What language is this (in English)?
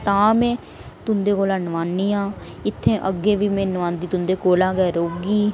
Dogri